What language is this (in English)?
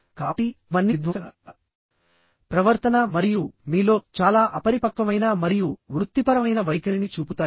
Telugu